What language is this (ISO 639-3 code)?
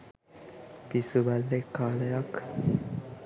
sin